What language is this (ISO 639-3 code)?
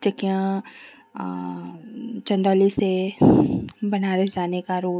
hin